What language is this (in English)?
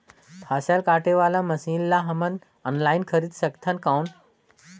Chhattisgarhi